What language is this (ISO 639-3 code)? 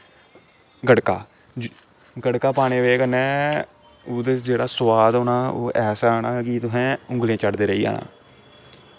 doi